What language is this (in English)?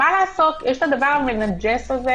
Hebrew